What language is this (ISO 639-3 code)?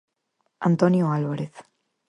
glg